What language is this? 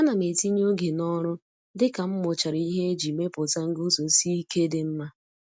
Igbo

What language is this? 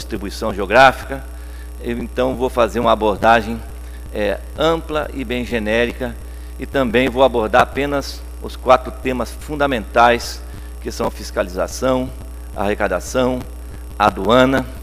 Portuguese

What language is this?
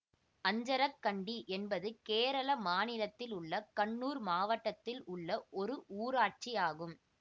Tamil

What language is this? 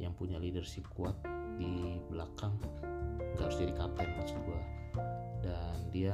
Indonesian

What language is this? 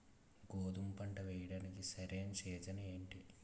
Telugu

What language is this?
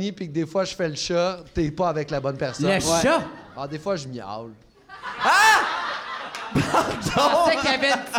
French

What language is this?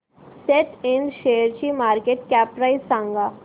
Marathi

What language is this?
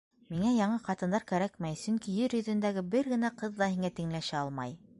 Bashkir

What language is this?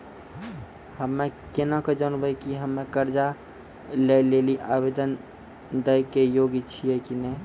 Maithili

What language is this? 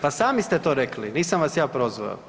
Croatian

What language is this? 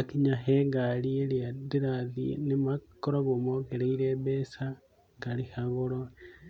Kikuyu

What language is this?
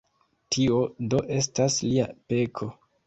Esperanto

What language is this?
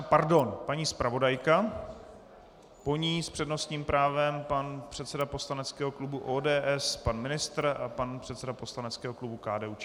Czech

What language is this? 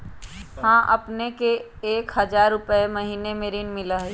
Magahi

